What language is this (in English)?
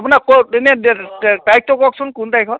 Assamese